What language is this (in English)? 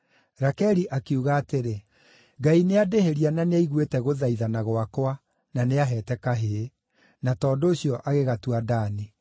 Kikuyu